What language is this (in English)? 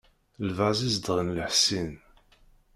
Kabyle